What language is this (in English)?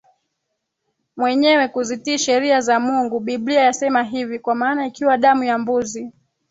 Swahili